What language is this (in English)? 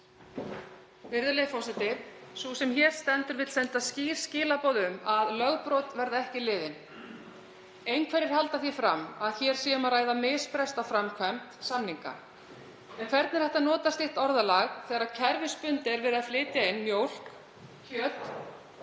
Icelandic